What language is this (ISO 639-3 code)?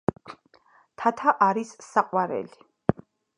kat